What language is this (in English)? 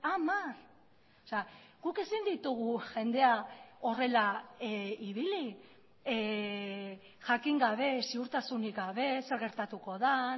Basque